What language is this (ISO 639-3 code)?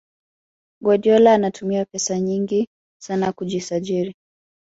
swa